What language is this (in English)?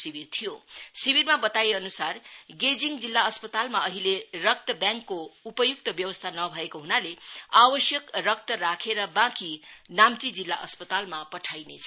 Nepali